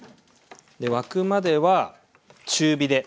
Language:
Japanese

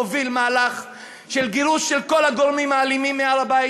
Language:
Hebrew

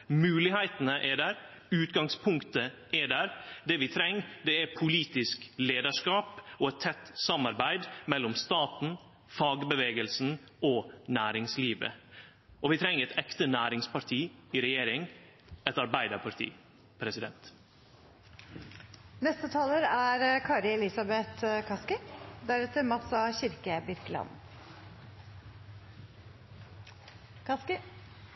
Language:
Norwegian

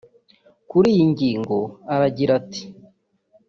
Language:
Kinyarwanda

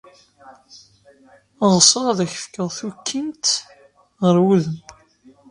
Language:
Kabyle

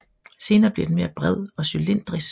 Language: Danish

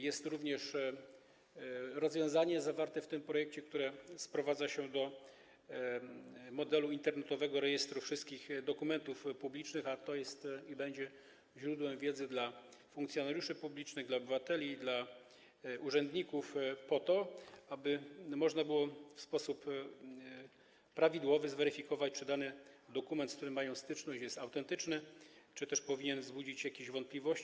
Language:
Polish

